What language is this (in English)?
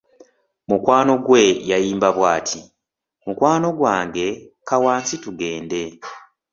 Ganda